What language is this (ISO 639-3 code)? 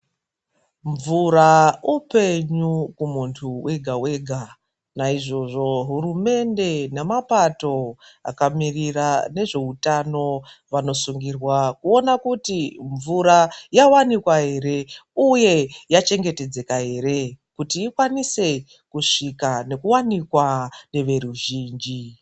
ndc